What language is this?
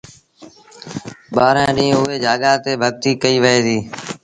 Sindhi Bhil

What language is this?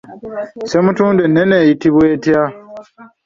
Ganda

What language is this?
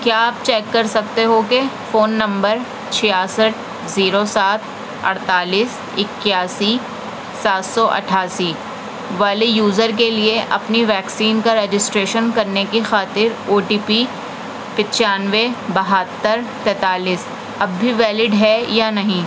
Urdu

